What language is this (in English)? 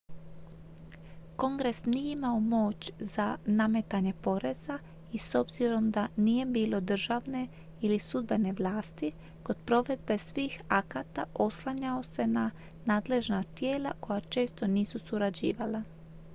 Croatian